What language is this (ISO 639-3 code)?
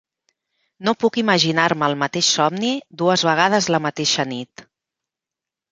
cat